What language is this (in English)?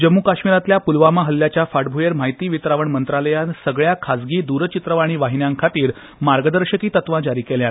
Konkani